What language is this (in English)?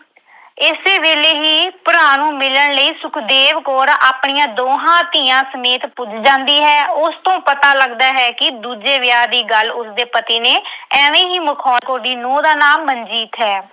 Punjabi